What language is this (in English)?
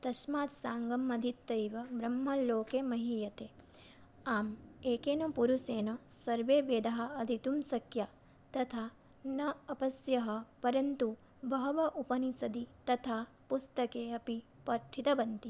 Sanskrit